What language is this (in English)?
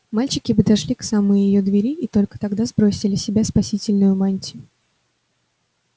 Russian